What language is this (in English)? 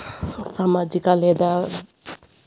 Telugu